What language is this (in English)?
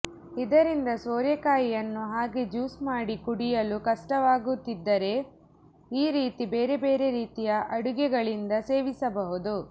Kannada